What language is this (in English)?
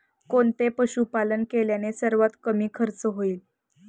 Marathi